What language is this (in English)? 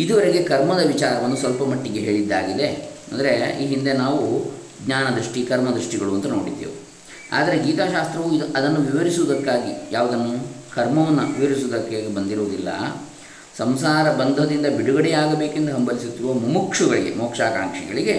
Kannada